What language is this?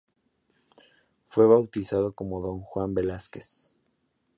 Spanish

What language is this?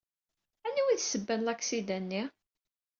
Kabyle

